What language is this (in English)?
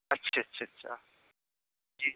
Urdu